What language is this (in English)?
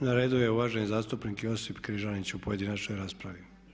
Croatian